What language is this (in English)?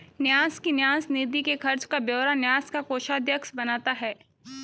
Hindi